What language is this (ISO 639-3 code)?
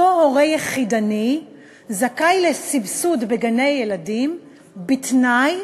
heb